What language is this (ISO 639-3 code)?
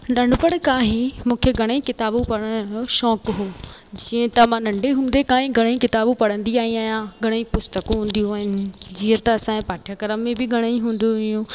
snd